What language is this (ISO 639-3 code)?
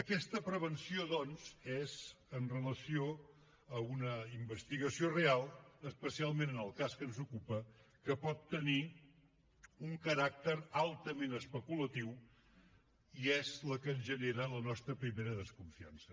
cat